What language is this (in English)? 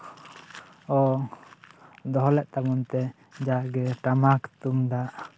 Santali